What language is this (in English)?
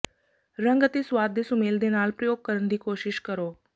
Punjabi